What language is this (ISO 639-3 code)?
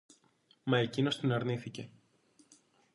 ell